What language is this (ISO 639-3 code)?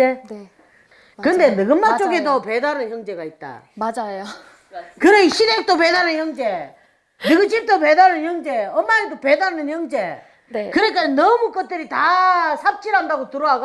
kor